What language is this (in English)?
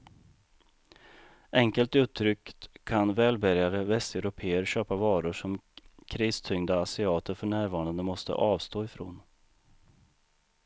Swedish